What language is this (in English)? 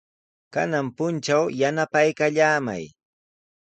Sihuas Ancash Quechua